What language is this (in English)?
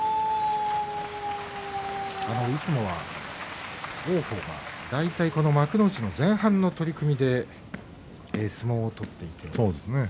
Japanese